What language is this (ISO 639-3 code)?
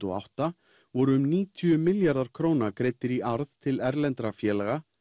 isl